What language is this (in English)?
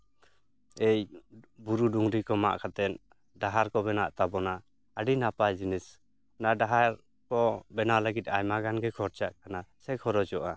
Santali